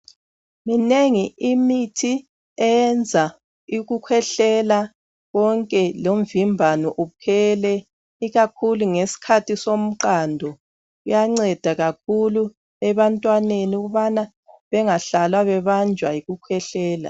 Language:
North Ndebele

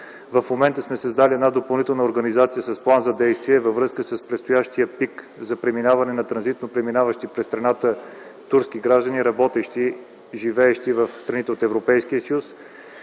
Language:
Bulgarian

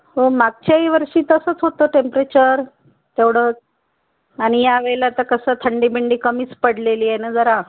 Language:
Marathi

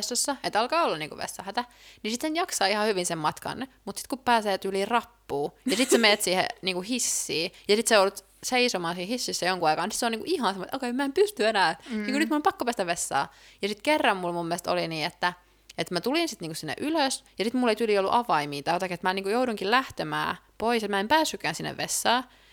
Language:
Finnish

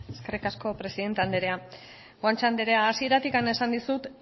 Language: Basque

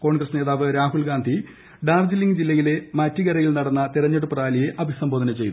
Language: Malayalam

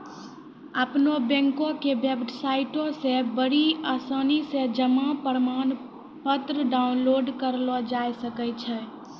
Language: Maithili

